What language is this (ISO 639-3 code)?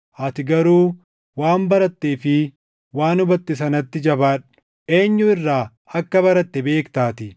orm